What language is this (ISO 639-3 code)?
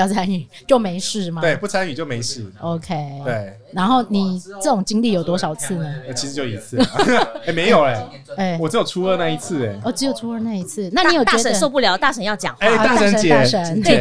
zho